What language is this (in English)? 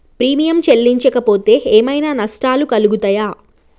Telugu